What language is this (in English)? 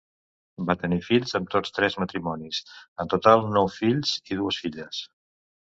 Catalan